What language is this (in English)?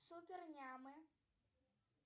Russian